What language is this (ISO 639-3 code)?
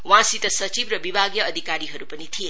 nep